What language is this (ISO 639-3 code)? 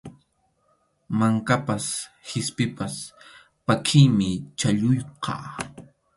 qxu